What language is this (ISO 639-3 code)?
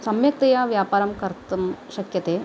san